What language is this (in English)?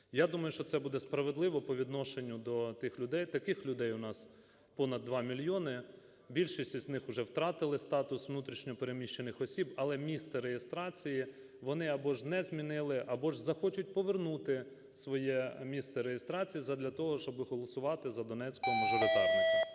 Ukrainian